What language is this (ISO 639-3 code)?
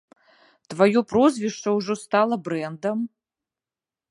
bel